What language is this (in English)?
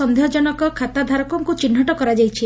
Odia